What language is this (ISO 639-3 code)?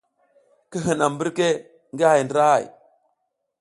giz